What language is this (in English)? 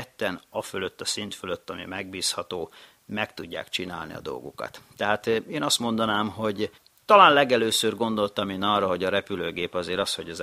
Hungarian